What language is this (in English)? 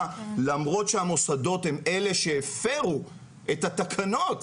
Hebrew